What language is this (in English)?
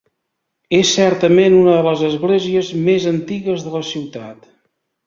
Catalan